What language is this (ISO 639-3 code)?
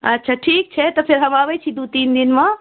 mai